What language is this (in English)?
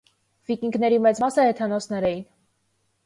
Armenian